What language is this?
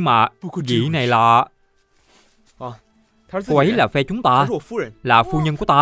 Vietnamese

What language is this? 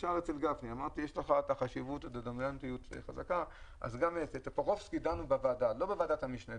Hebrew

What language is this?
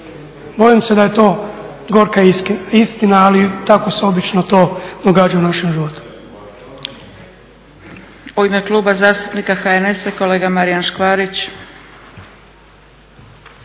Croatian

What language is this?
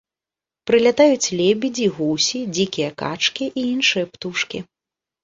Belarusian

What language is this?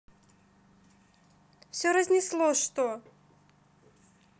Russian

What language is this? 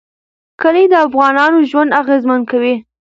Pashto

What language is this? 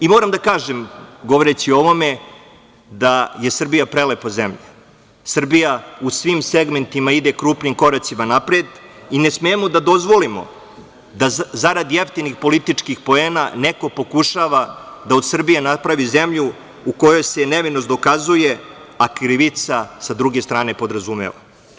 Serbian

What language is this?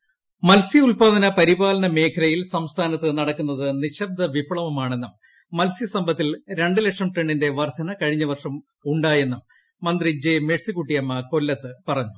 Malayalam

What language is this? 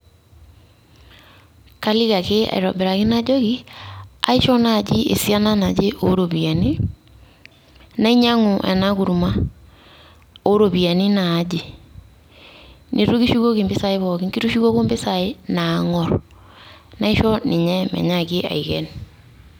Masai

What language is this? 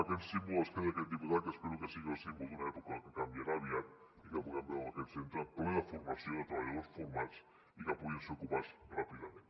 Catalan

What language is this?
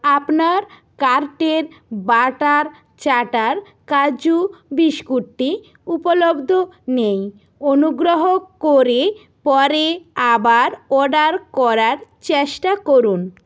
Bangla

